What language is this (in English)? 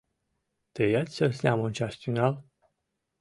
Mari